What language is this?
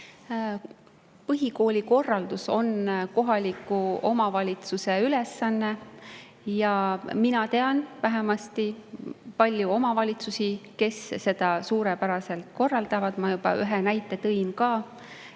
Estonian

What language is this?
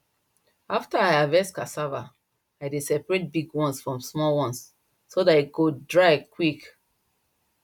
Nigerian Pidgin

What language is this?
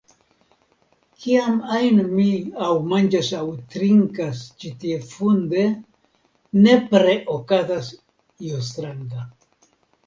Esperanto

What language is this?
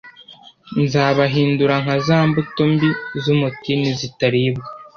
Kinyarwanda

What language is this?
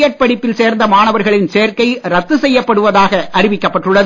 Tamil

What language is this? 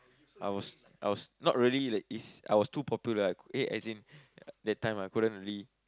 English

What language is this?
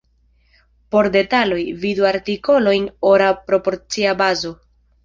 Esperanto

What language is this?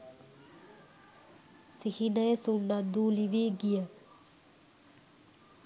Sinhala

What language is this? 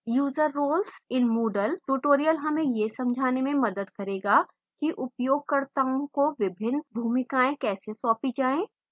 Hindi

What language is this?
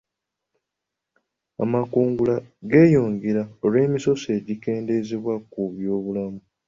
Ganda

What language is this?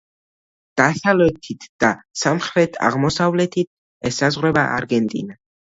Georgian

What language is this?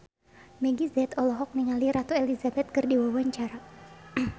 Sundanese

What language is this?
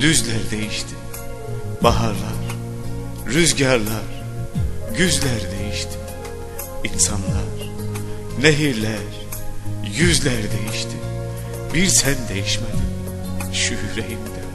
Turkish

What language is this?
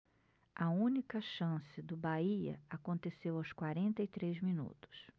Portuguese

